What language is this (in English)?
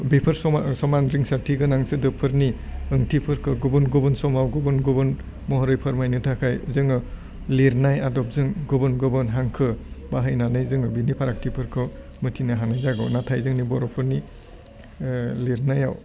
Bodo